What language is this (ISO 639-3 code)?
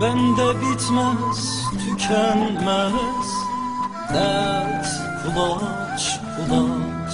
tur